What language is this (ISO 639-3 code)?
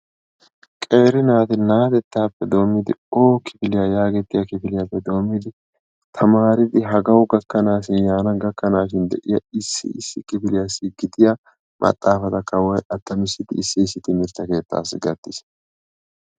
wal